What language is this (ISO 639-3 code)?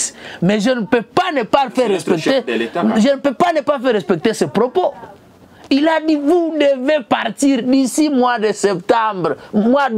fra